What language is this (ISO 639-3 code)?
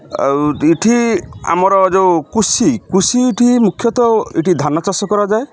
ori